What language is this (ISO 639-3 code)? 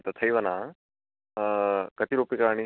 san